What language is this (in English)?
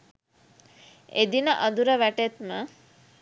Sinhala